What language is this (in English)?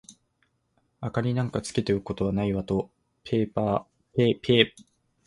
Japanese